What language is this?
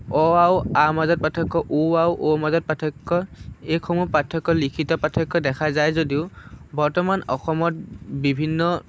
Assamese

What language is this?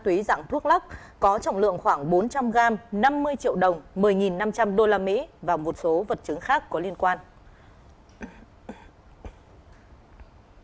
Vietnamese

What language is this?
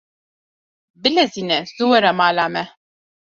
Kurdish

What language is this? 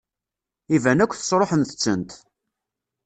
Kabyle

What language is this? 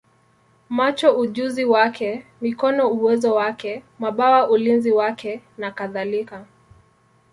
Swahili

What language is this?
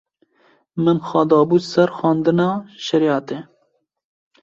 Kurdish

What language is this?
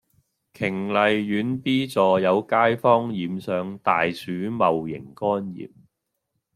Cantonese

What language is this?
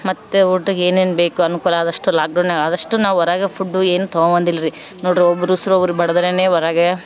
Kannada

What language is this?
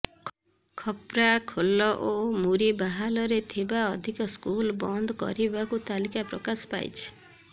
Odia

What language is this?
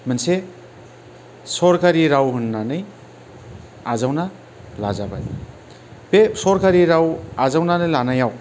Bodo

